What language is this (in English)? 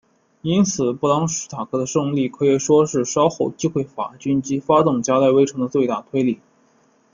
Chinese